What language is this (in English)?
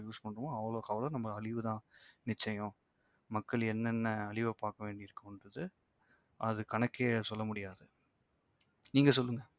Tamil